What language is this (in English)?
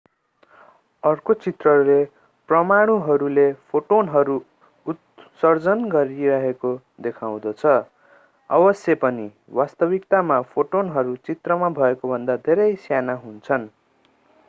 Nepali